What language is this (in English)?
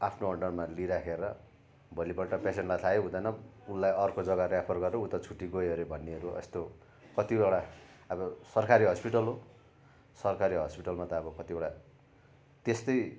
Nepali